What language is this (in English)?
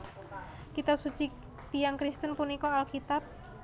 Javanese